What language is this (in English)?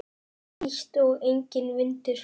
Icelandic